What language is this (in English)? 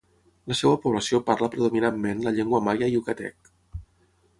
Catalan